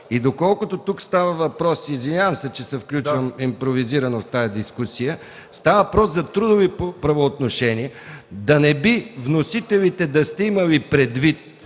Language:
Bulgarian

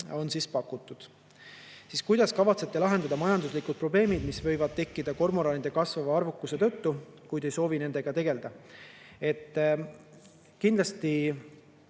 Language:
Estonian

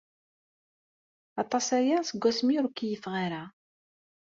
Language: Kabyle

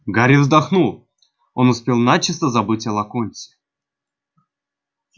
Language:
Russian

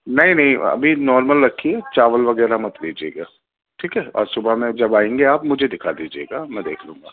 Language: Urdu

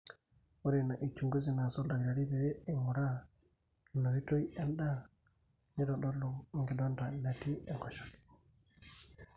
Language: Masai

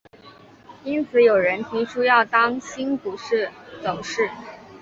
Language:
Chinese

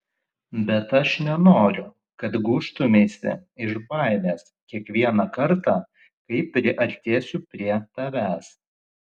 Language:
Lithuanian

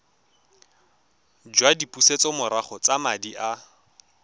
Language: Tswana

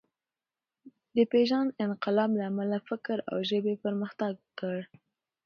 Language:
Pashto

